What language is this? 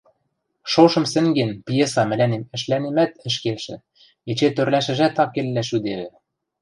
Western Mari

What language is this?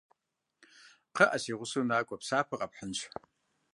Kabardian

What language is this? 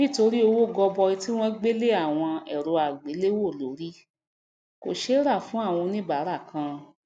Yoruba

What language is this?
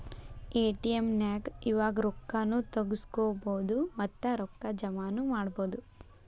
Kannada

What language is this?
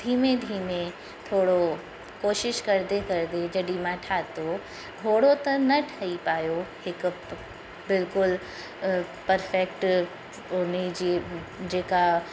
Sindhi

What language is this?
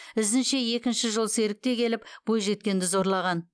Kazakh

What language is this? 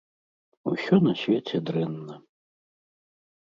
Belarusian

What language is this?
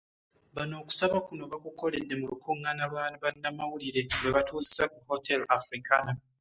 Ganda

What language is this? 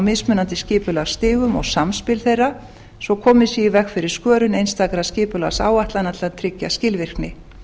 Icelandic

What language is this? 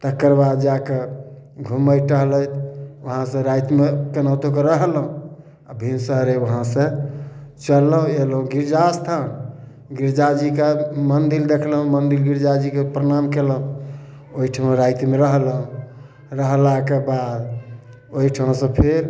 Maithili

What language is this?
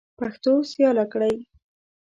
Pashto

